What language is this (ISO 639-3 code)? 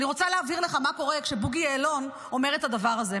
heb